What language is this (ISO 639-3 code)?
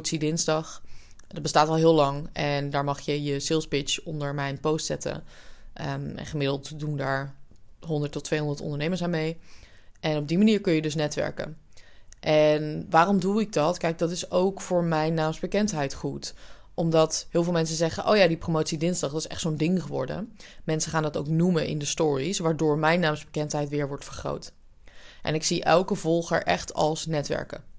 nld